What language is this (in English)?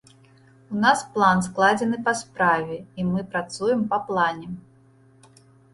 Belarusian